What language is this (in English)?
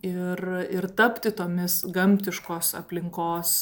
Lithuanian